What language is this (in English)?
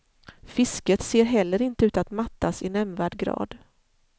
Swedish